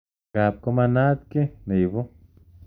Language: Kalenjin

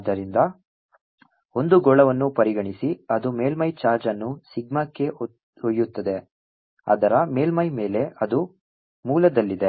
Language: Kannada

